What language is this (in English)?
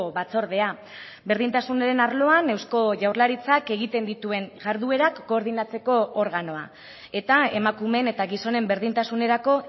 Basque